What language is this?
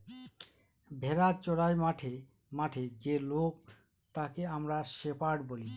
Bangla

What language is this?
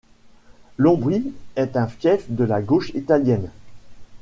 French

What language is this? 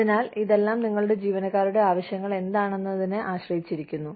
Malayalam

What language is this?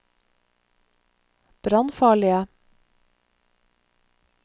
Norwegian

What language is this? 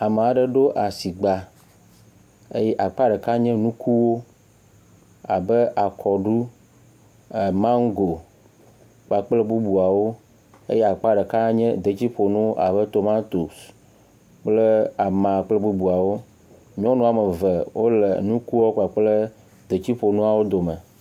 Ewe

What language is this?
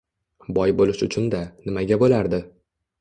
Uzbek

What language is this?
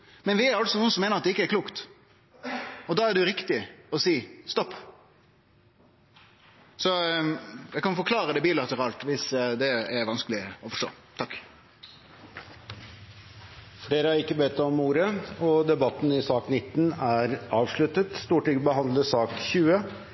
Norwegian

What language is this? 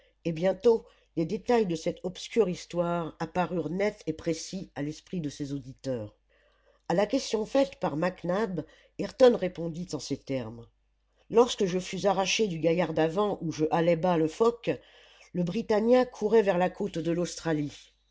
French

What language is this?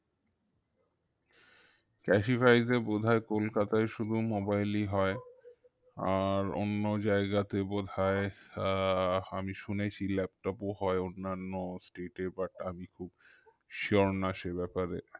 Bangla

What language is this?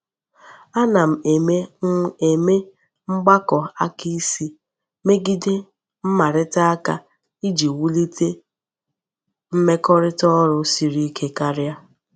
Igbo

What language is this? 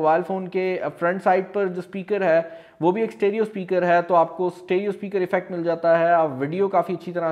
Hindi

